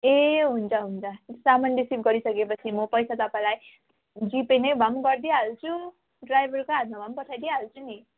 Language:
Nepali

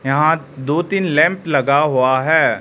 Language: Hindi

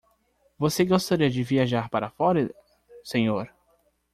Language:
Portuguese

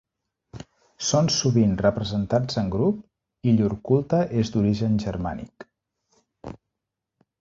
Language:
Catalan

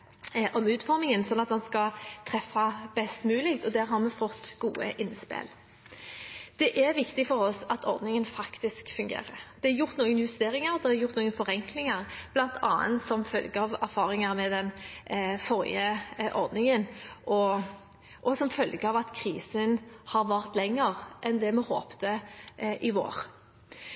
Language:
Norwegian Bokmål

